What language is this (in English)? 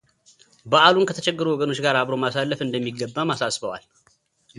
Amharic